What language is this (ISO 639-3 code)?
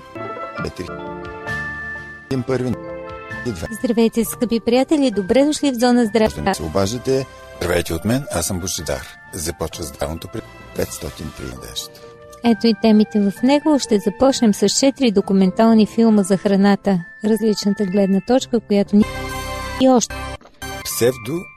bul